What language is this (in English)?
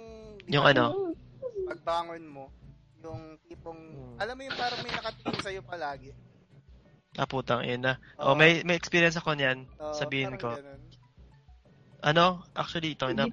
Filipino